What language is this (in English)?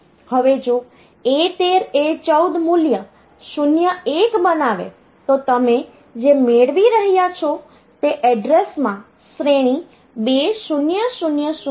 Gujarati